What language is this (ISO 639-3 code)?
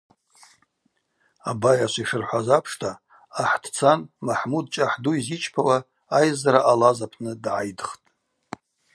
abq